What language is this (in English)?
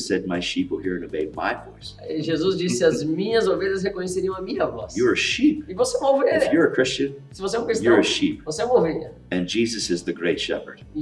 Portuguese